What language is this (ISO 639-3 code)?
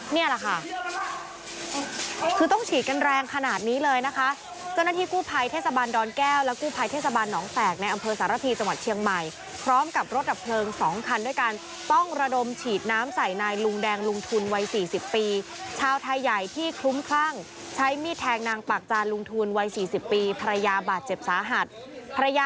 tha